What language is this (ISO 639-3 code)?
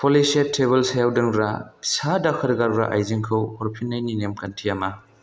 brx